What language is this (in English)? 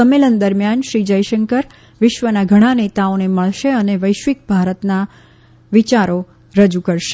Gujarati